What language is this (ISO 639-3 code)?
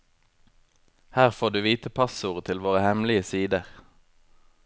nor